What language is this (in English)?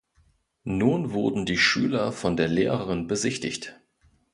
German